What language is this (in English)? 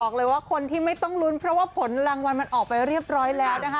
Thai